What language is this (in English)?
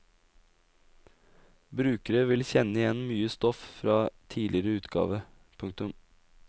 Norwegian